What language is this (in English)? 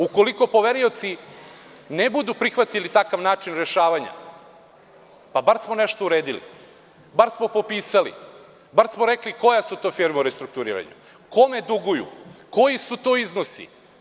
Serbian